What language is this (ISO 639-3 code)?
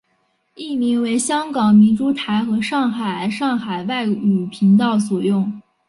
zho